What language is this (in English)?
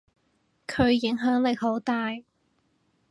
Cantonese